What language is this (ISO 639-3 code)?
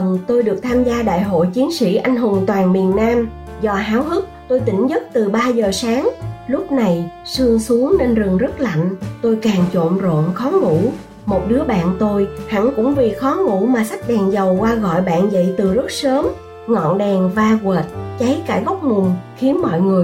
vie